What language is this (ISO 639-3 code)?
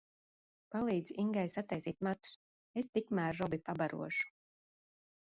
lav